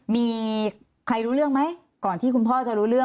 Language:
Thai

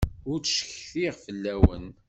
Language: Kabyle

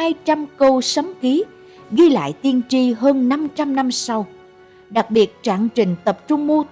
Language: Vietnamese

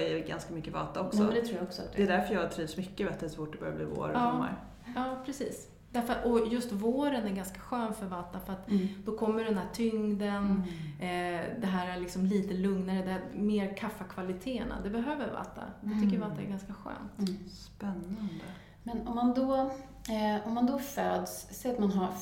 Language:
Swedish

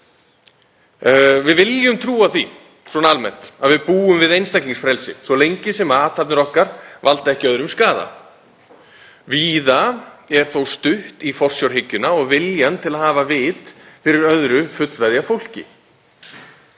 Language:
Icelandic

